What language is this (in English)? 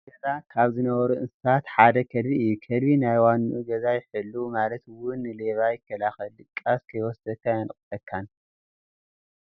Tigrinya